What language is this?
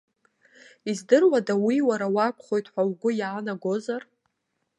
Abkhazian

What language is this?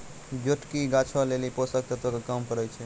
Maithili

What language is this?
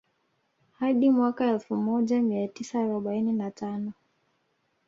Swahili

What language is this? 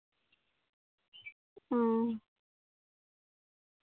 Santali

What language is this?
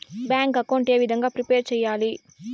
Telugu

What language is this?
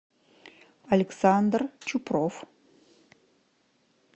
Russian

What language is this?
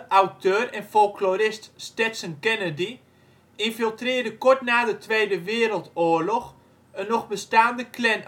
Dutch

